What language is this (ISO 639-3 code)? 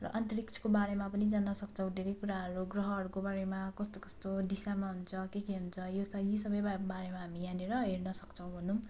nep